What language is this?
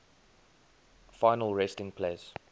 English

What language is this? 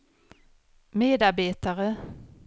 Swedish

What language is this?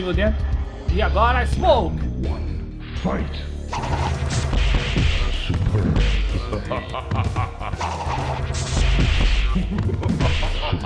Portuguese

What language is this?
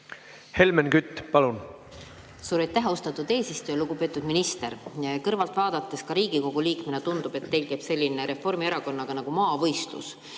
Estonian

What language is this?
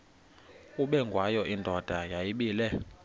Xhosa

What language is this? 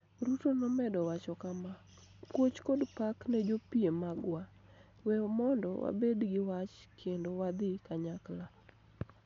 Luo (Kenya and Tanzania)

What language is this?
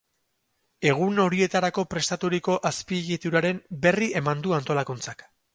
Basque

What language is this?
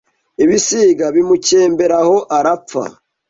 Kinyarwanda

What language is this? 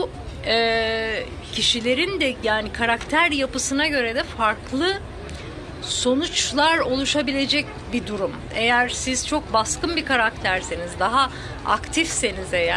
Turkish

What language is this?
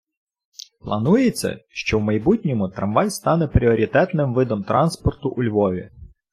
Ukrainian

